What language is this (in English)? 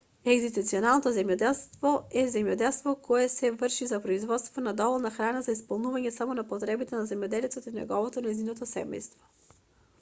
Macedonian